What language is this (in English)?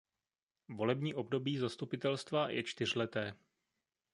Czech